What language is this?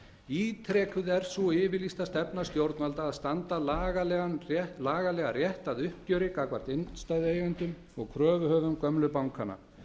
Icelandic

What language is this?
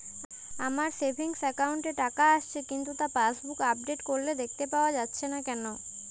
Bangla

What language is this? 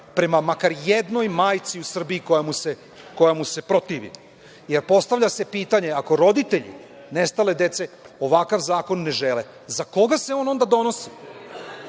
Serbian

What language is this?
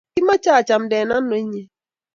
Kalenjin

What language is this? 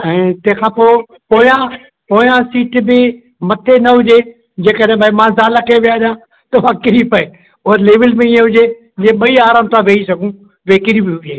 Sindhi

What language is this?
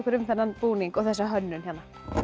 Icelandic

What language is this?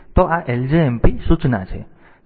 Gujarati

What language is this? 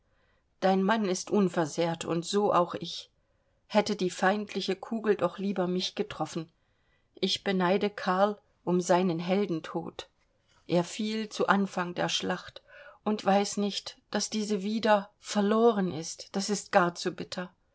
German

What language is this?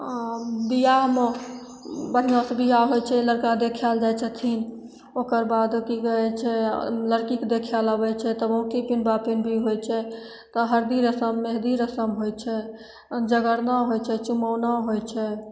Maithili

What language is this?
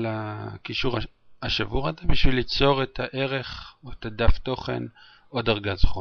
Hebrew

